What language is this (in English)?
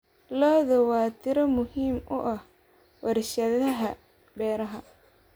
Somali